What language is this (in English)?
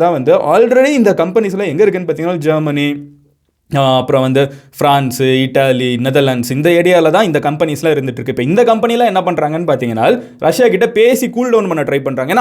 Tamil